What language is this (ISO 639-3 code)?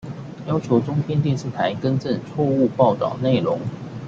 zho